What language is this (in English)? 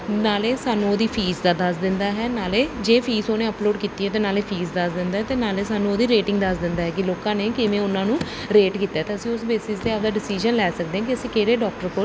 Punjabi